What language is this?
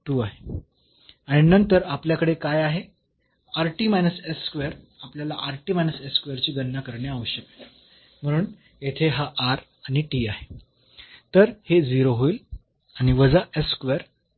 Marathi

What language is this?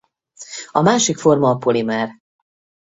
Hungarian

